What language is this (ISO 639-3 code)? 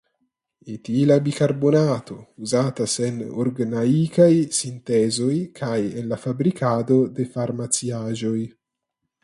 epo